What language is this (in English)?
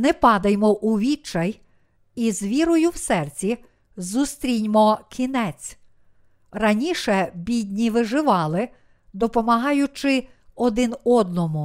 Ukrainian